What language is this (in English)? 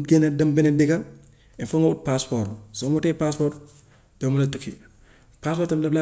Gambian Wolof